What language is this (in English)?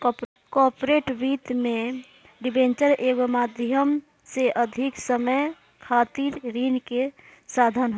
Bhojpuri